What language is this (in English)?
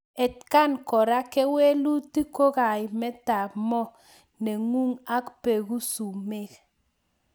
Kalenjin